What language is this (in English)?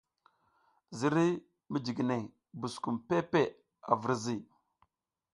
South Giziga